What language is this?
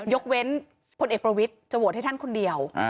Thai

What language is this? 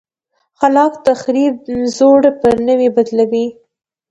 Pashto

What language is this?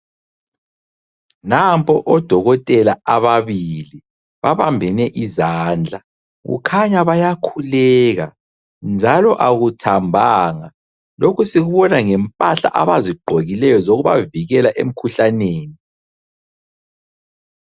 North Ndebele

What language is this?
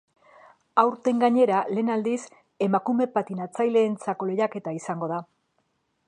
Basque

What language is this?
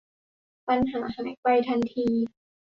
Thai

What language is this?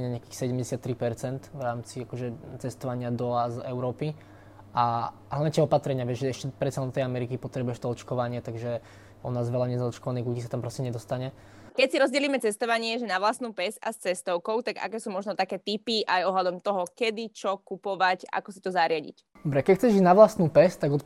Slovak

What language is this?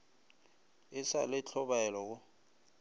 Northern Sotho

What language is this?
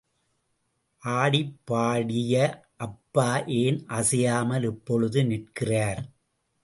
Tamil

